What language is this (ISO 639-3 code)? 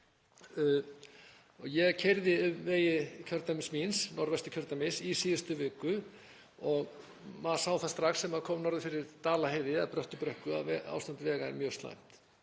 isl